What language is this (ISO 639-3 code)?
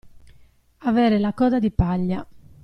ita